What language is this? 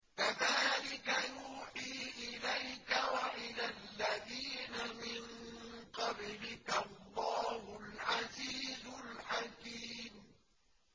Arabic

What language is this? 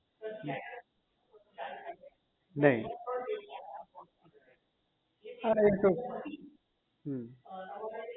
Gujarati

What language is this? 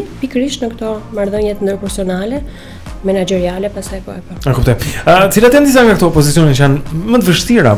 Romanian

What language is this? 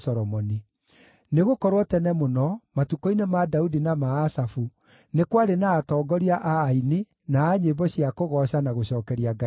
Kikuyu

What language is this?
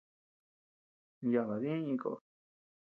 Tepeuxila Cuicatec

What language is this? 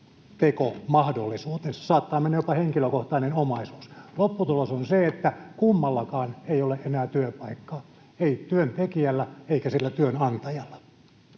Finnish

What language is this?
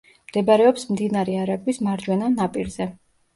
Georgian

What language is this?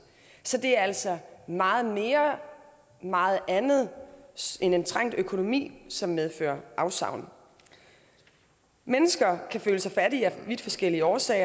Danish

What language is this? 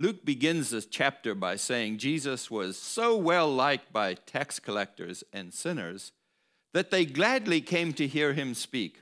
English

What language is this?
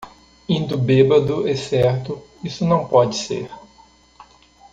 Portuguese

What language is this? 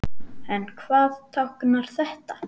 Icelandic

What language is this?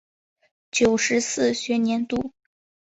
Chinese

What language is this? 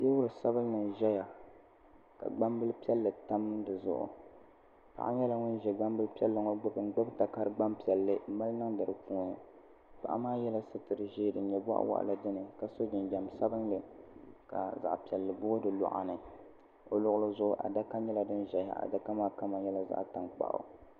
Dagbani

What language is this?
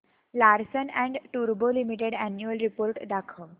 Marathi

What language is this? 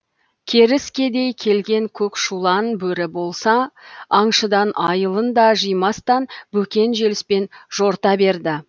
Kazakh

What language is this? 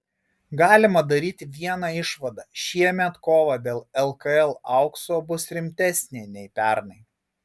Lithuanian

